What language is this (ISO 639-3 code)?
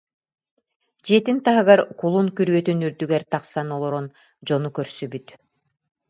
sah